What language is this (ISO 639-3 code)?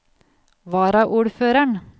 nor